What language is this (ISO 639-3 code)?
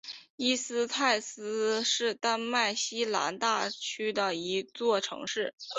zho